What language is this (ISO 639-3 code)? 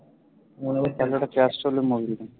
ben